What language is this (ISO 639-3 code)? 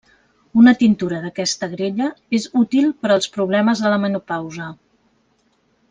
cat